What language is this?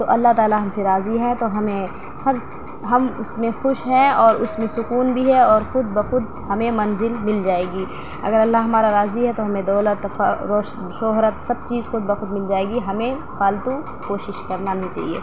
Urdu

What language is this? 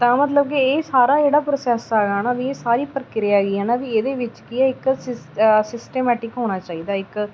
Punjabi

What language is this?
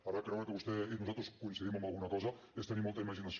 Catalan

